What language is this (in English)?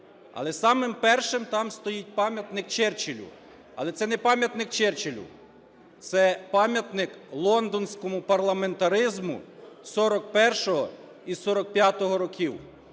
Ukrainian